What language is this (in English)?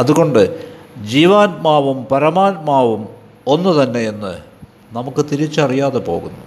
Malayalam